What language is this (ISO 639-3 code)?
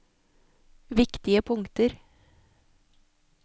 nor